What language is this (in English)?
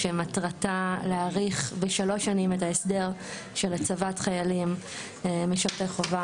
Hebrew